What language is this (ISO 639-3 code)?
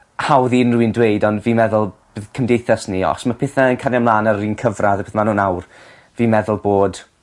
cym